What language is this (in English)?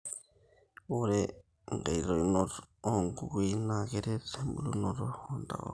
Masai